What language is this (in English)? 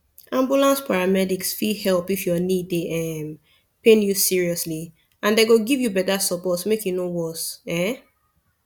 Nigerian Pidgin